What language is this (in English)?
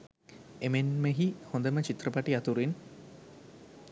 Sinhala